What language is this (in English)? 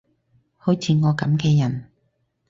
Cantonese